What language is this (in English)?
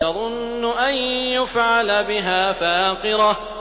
Arabic